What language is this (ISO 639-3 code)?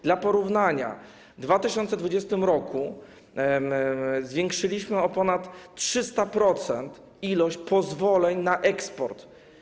pol